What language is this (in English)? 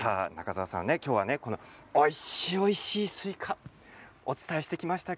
Japanese